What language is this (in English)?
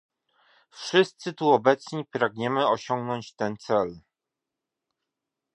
Polish